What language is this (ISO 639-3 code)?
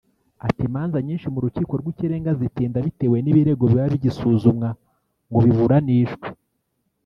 kin